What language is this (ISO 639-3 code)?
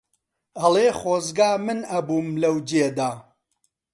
ckb